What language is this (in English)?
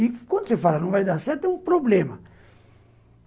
Portuguese